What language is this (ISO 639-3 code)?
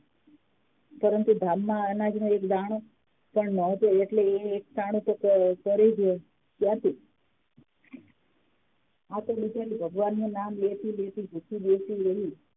guj